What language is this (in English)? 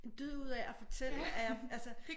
Danish